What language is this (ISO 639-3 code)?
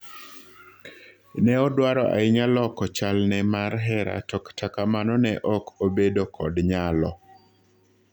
luo